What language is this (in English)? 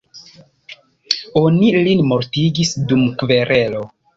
Esperanto